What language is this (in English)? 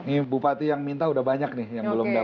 Indonesian